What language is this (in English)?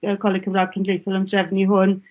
Welsh